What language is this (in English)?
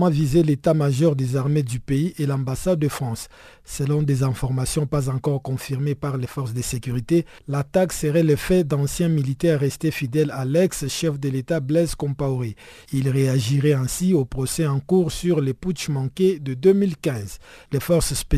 French